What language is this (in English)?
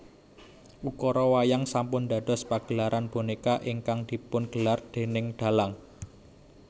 Javanese